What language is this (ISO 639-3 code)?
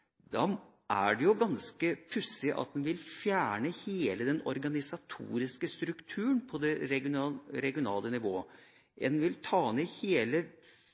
nob